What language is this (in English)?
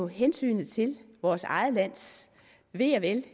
Danish